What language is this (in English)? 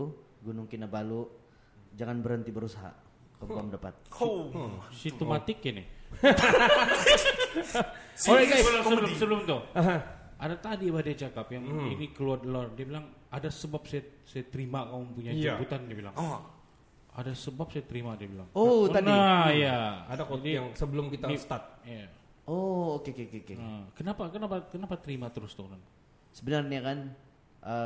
Malay